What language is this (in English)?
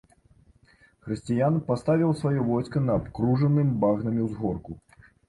Belarusian